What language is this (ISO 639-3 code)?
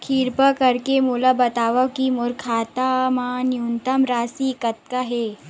hne